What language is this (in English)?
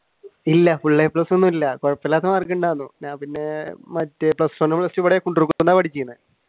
Malayalam